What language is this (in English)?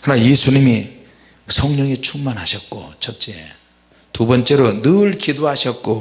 Korean